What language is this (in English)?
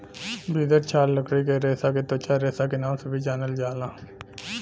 Bhojpuri